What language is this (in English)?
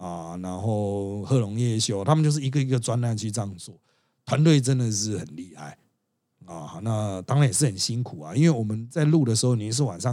Chinese